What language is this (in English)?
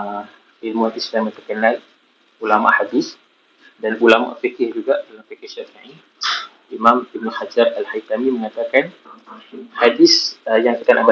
Malay